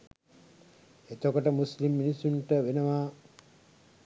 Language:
Sinhala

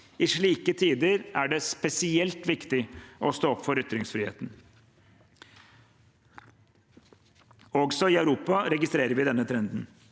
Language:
Norwegian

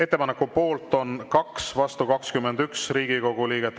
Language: Estonian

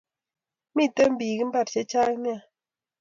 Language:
Kalenjin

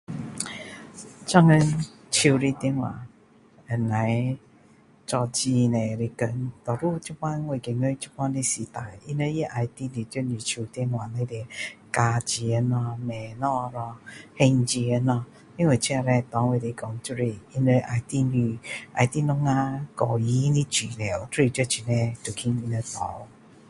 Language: Min Dong Chinese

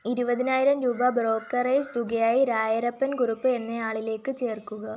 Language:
Malayalam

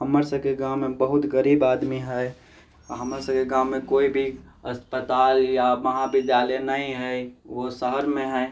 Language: Maithili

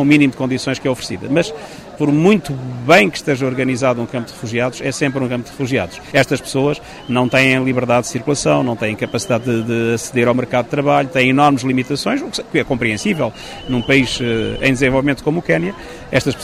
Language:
Portuguese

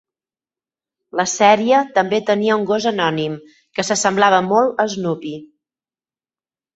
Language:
Catalan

